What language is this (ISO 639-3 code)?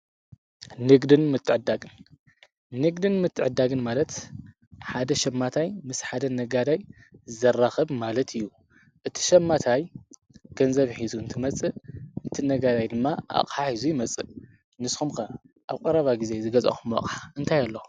tir